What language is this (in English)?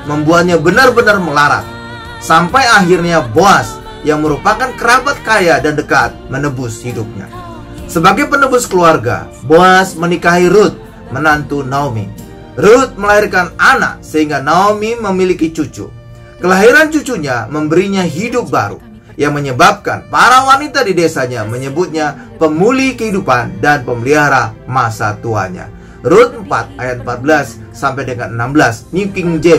Indonesian